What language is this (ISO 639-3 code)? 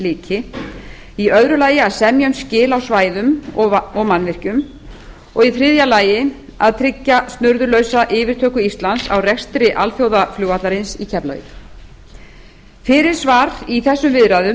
isl